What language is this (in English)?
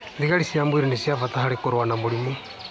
Kikuyu